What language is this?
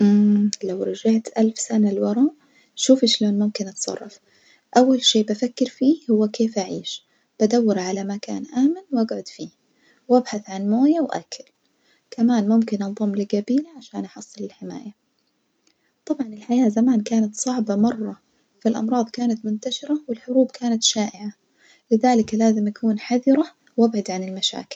Najdi Arabic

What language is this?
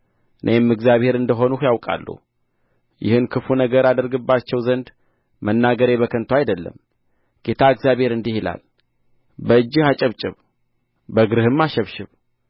Amharic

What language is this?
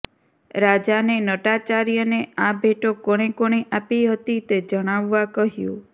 Gujarati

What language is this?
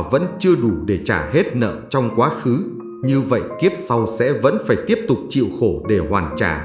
Vietnamese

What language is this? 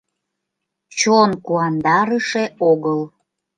Mari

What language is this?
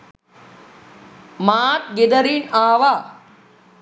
Sinhala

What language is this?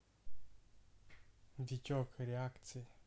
Russian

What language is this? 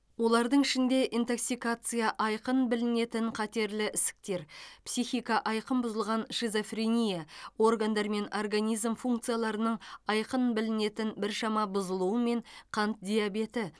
Kazakh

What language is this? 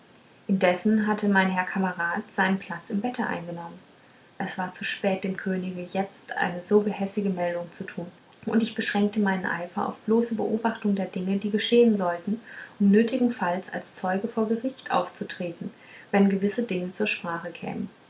German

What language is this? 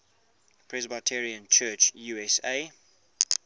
English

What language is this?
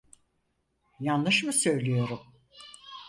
Turkish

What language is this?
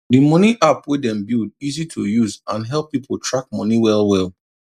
Nigerian Pidgin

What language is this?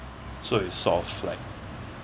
English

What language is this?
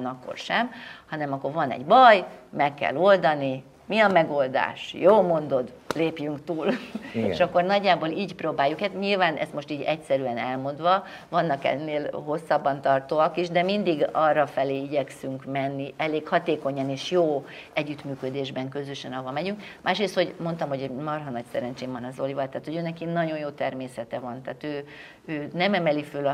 Hungarian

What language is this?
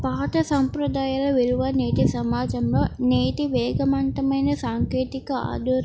Telugu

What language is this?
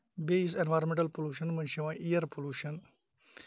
Kashmiri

